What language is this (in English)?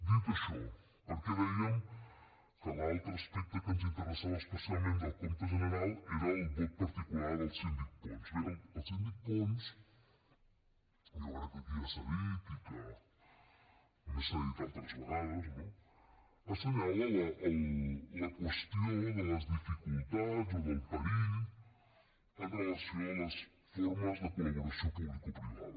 Catalan